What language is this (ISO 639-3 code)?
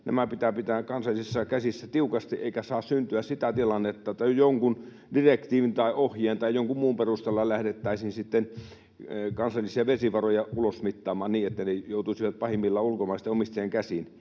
fin